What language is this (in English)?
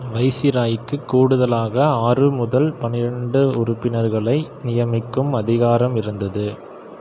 Tamil